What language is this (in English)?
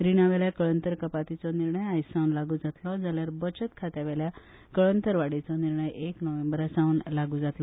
Konkani